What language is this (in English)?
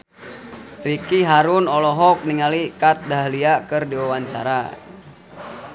Sundanese